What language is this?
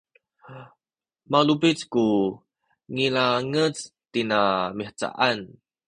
Sakizaya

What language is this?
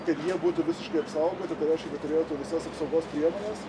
Lithuanian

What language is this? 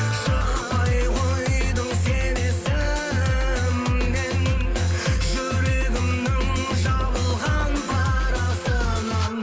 Kazakh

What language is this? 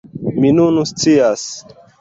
Esperanto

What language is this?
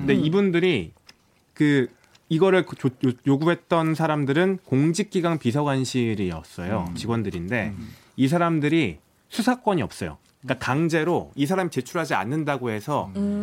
Korean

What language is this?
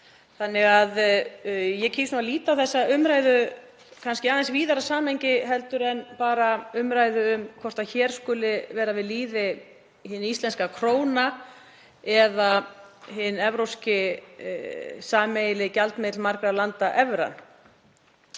Icelandic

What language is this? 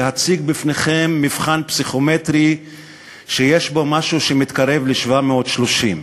Hebrew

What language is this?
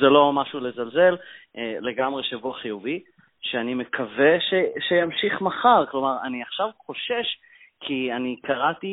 Hebrew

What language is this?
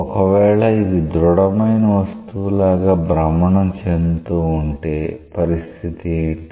Telugu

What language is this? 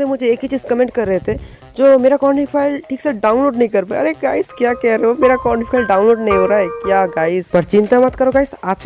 Hindi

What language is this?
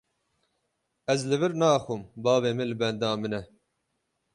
Kurdish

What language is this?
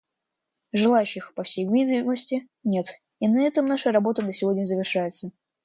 Russian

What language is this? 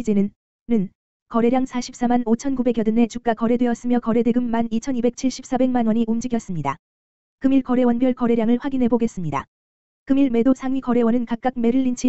Korean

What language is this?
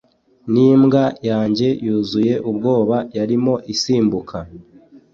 Kinyarwanda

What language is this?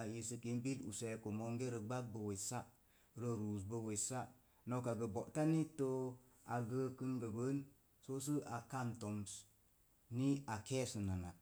Mom Jango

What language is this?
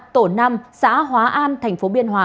Vietnamese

